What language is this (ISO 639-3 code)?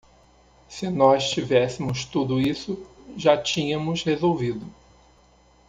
por